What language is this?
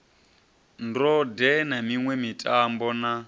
Venda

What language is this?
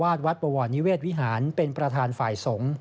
Thai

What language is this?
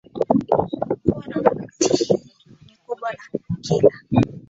Swahili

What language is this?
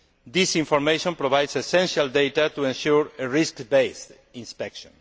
English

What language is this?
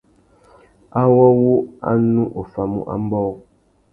Tuki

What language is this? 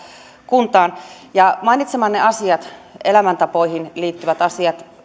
Finnish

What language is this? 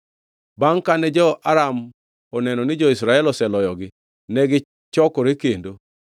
Luo (Kenya and Tanzania)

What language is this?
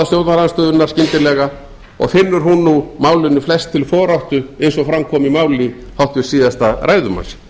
Icelandic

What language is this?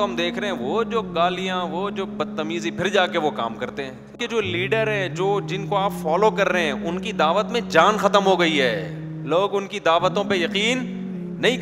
Hindi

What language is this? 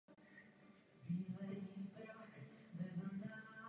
Czech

